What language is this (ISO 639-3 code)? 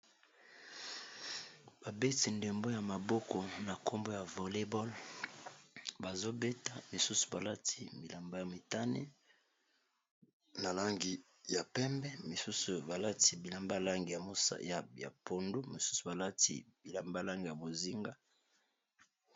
lin